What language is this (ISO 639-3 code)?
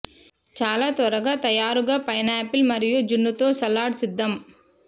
tel